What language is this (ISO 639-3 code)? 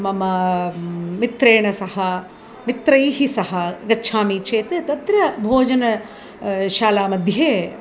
san